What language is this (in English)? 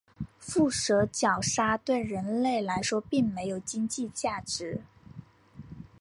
Chinese